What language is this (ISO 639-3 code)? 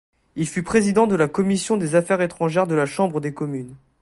fra